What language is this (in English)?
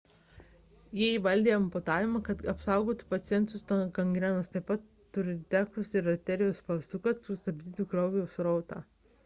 Lithuanian